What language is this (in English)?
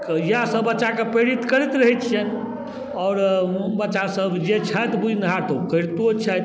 Maithili